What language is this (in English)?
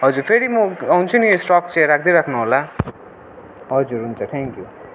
Nepali